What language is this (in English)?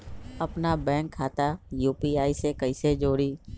Magahi